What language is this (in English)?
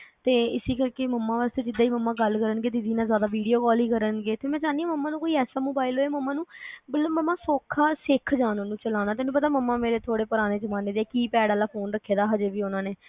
Punjabi